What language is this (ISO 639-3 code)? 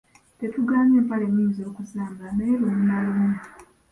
lug